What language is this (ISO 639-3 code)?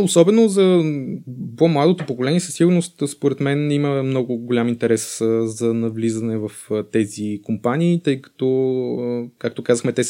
bul